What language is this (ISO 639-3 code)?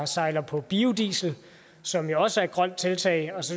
dan